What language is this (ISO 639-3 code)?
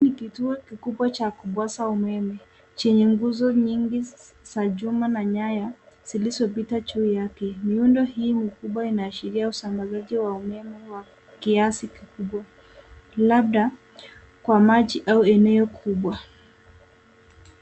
swa